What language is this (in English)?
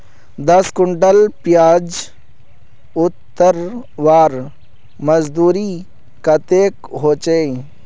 Magahi